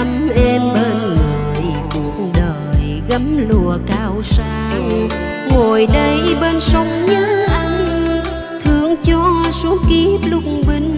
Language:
Vietnamese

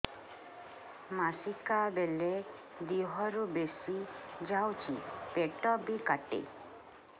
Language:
Odia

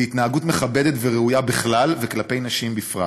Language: Hebrew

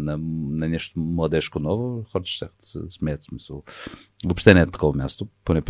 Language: Bulgarian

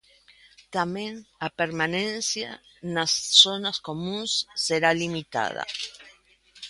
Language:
Galician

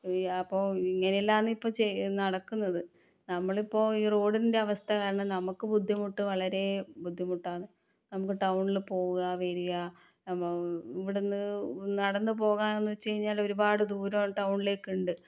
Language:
Malayalam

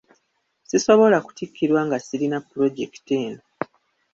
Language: Ganda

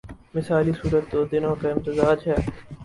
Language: Urdu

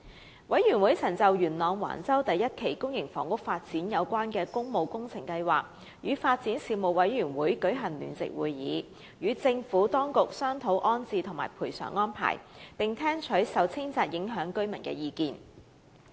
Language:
Cantonese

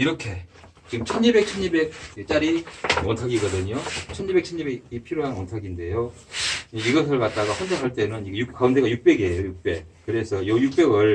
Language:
Korean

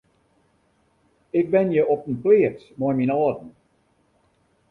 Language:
Western Frisian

